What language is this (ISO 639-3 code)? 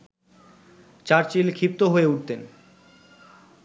ben